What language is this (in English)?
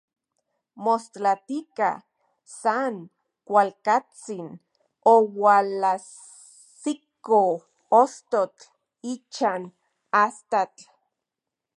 Central Puebla Nahuatl